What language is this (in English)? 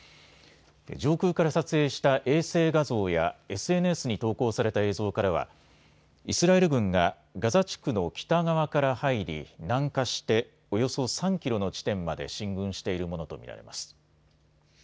Japanese